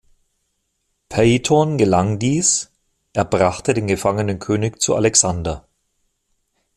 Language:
German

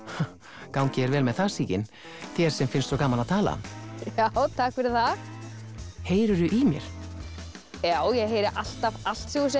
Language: Icelandic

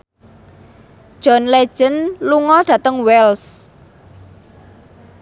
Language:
Javanese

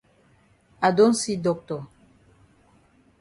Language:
Cameroon Pidgin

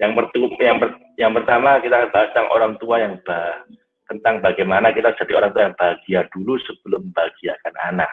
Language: Indonesian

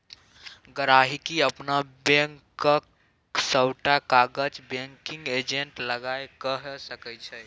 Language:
Maithili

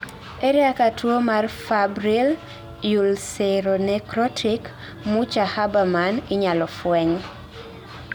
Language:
Luo (Kenya and Tanzania)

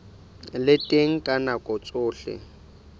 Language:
Southern Sotho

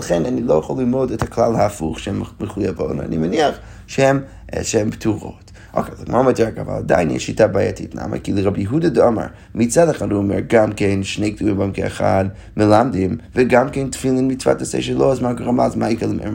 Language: Hebrew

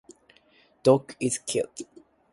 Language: Japanese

